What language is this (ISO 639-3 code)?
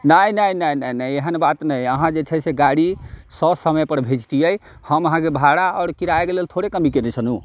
mai